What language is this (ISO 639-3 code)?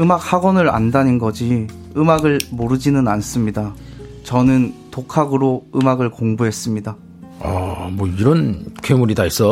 kor